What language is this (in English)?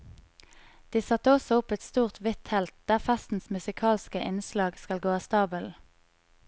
Norwegian